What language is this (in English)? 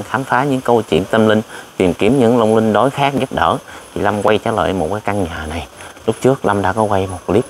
Vietnamese